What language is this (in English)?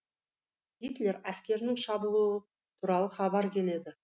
Kazakh